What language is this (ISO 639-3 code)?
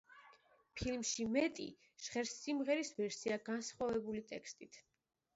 kat